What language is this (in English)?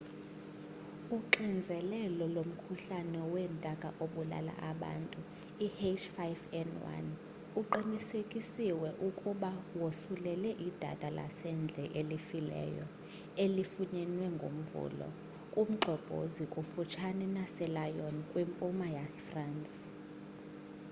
Xhosa